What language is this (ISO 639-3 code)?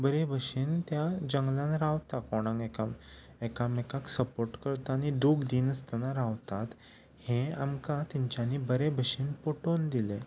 kok